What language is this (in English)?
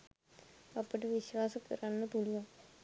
Sinhala